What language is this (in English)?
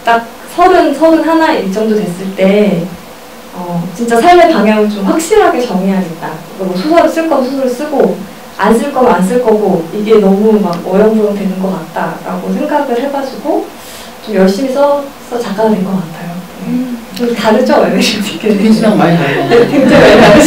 Korean